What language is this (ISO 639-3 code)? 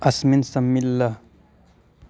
san